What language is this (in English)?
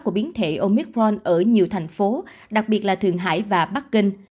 Vietnamese